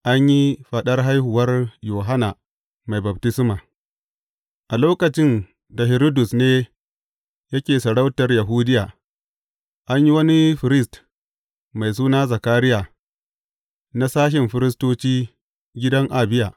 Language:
Hausa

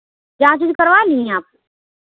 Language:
Urdu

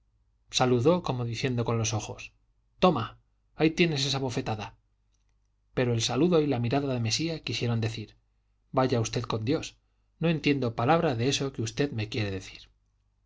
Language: Spanish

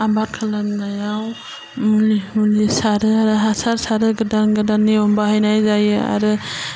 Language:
Bodo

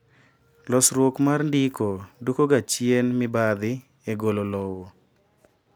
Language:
Luo (Kenya and Tanzania)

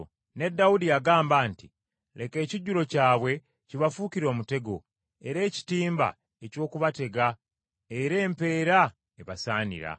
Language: Ganda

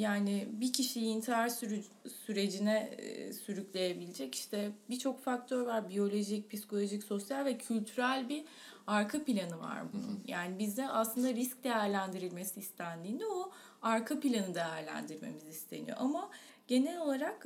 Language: Turkish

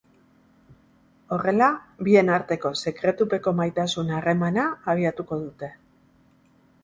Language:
Basque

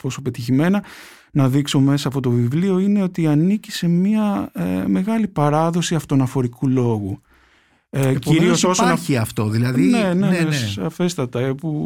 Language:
Greek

